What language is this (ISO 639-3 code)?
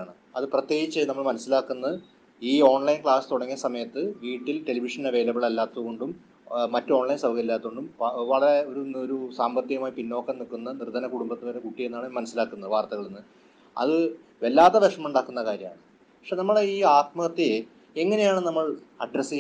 mal